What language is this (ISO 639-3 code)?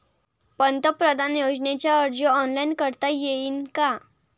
mar